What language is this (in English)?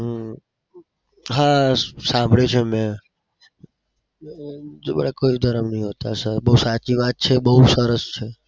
Gujarati